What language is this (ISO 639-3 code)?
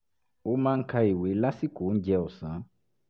yor